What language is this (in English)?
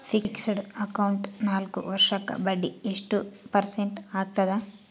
Kannada